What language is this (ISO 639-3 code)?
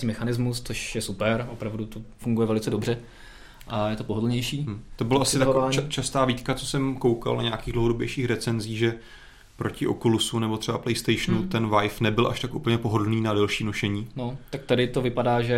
ces